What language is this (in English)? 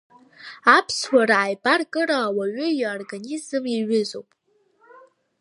Abkhazian